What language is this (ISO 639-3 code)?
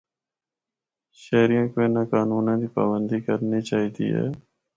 hno